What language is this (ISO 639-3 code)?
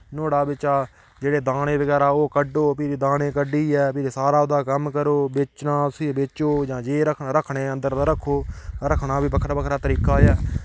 doi